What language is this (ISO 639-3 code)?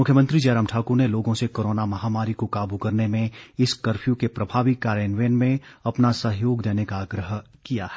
hin